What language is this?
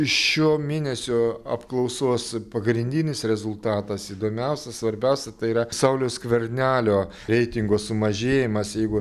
Lithuanian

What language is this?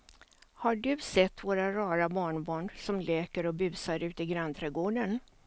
Swedish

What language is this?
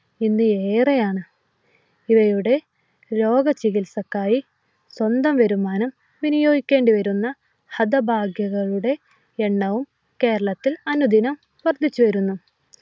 Malayalam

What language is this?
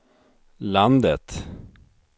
Swedish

